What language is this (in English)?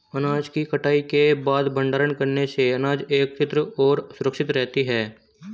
Hindi